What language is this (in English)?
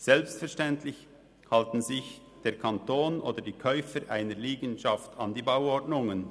Swiss German